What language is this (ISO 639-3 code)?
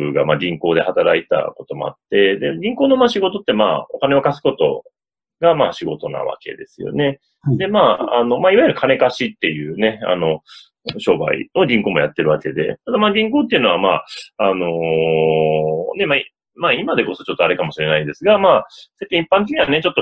jpn